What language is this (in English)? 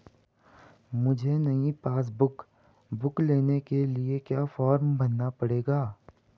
Hindi